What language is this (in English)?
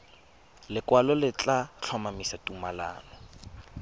Tswana